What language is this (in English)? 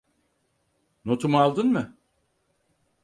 Turkish